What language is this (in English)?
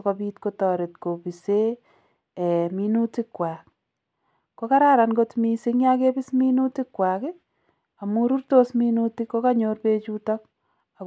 Kalenjin